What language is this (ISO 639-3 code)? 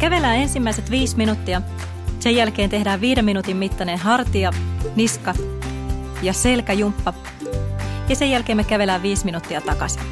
fin